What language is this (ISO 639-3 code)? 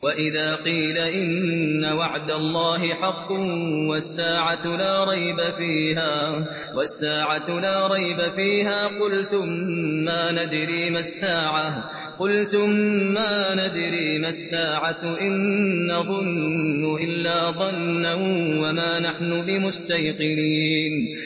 ara